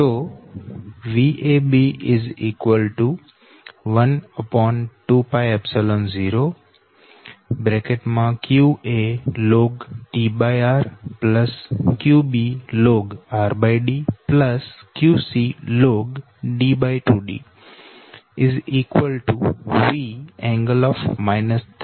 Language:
Gujarati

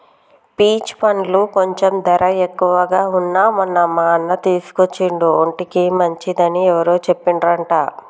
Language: Telugu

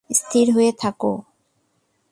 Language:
Bangla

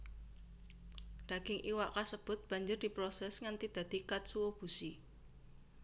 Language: Javanese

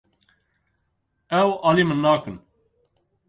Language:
Kurdish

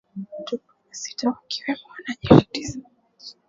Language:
Swahili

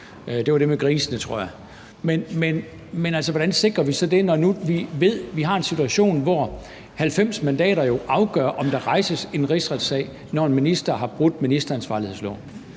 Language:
Danish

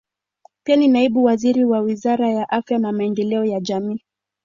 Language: Swahili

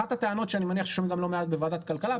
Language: Hebrew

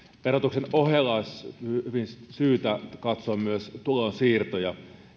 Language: Finnish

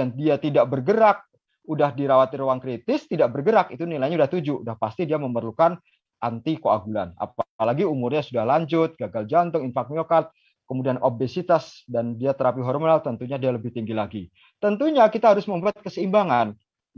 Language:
Indonesian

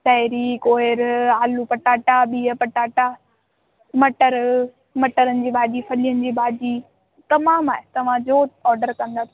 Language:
Sindhi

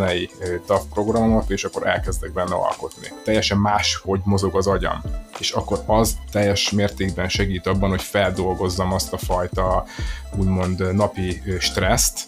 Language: Hungarian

